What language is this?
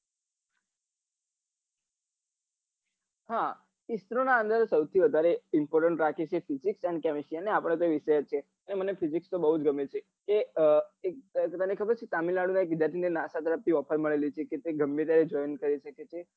Gujarati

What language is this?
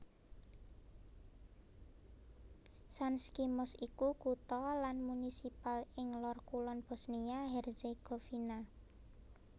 Javanese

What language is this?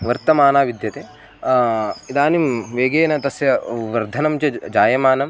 Sanskrit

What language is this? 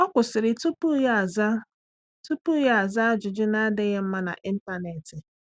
Igbo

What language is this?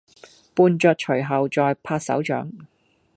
Cantonese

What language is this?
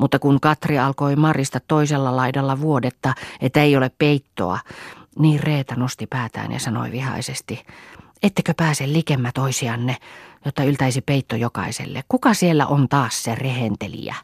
Finnish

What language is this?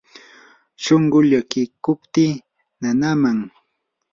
Yanahuanca Pasco Quechua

